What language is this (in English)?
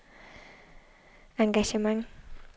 Danish